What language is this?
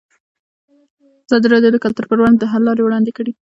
Pashto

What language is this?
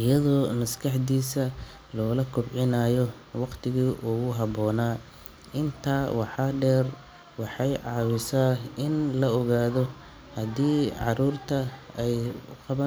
Somali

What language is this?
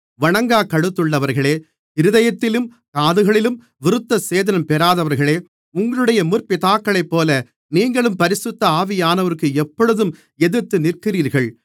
Tamil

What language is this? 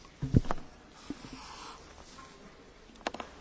Slovak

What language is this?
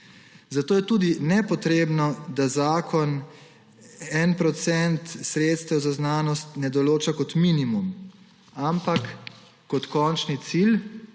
Slovenian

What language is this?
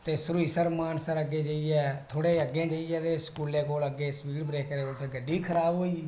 Dogri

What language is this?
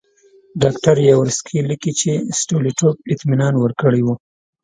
Pashto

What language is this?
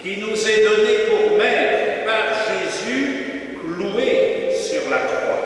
French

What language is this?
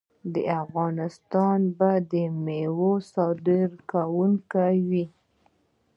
Pashto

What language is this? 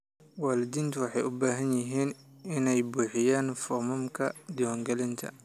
Somali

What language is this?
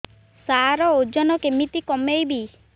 Odia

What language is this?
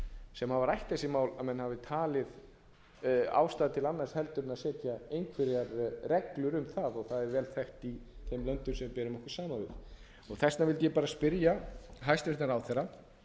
Icelandic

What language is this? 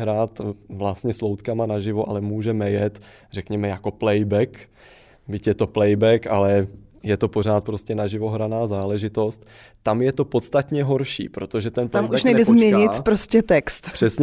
Czech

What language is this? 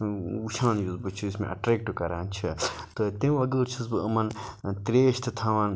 Kashmiri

